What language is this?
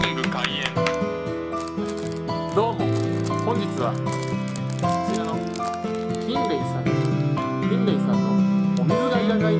Japanese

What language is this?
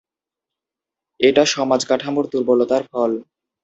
Bangla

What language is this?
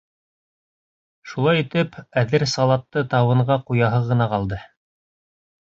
Bashkir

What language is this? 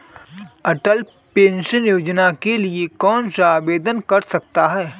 Hindi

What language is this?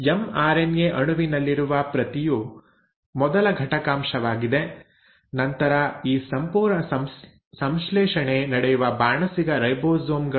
Kannada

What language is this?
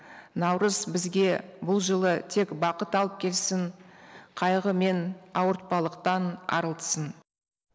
Kazakh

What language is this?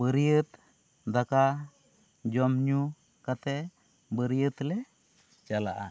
Santali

